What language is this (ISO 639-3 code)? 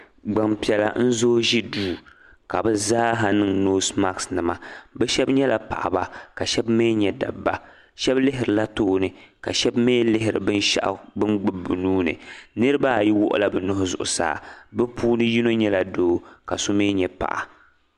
dag